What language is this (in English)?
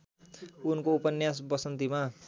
Nepali